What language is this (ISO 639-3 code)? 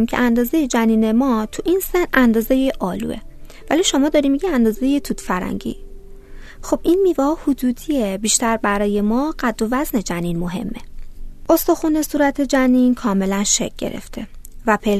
fas